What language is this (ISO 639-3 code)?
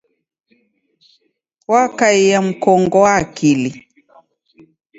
dav